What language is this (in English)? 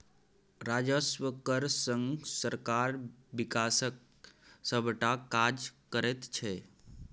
Maithili